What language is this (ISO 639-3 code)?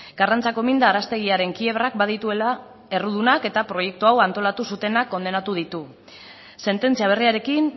eus